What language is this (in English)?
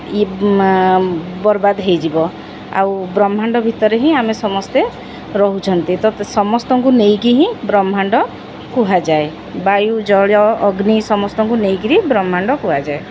Odia